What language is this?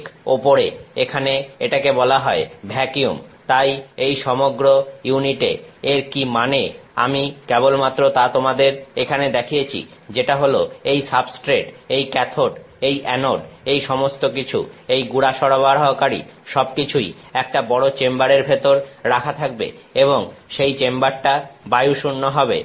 Bangla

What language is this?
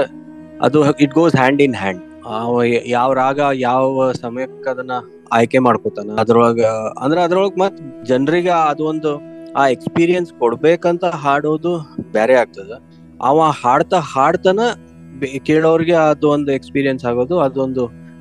Kannada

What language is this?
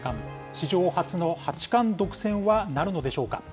Japanese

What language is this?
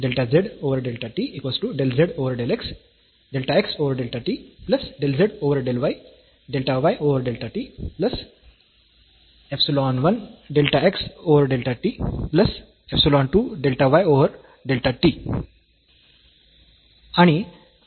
Marathi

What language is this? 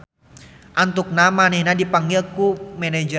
Sundanese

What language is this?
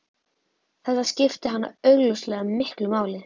Icelandic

